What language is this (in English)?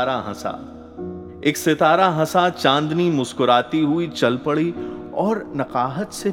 Urdu